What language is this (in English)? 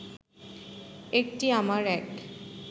Bangla